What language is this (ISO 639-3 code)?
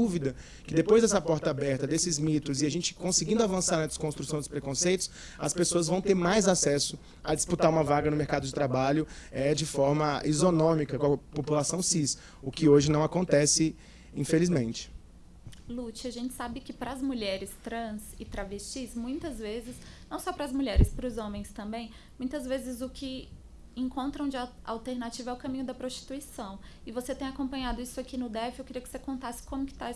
por